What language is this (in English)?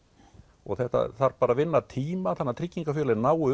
Icelandic